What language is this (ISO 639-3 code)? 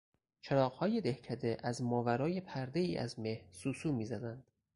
fas